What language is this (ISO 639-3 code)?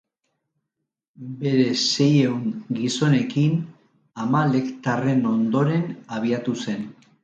eus